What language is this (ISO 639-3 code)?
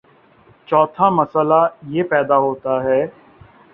urd